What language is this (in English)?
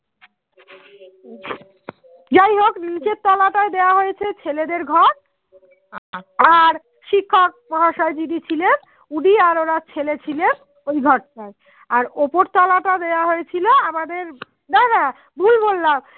Bangla